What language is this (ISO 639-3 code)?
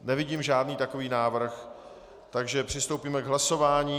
ces